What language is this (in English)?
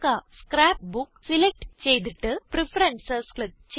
Malayalam